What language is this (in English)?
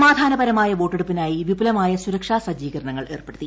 Malayalam